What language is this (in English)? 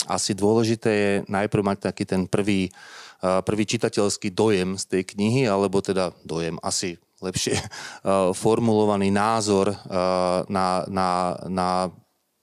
Slovak